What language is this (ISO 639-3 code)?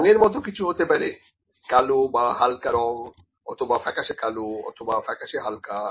ben